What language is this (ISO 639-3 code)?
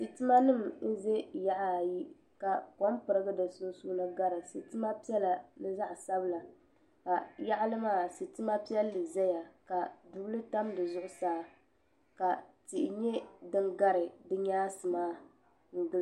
dag